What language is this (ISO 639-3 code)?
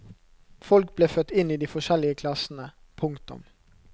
nor